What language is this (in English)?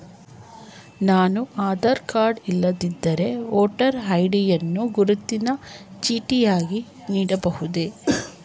Kannada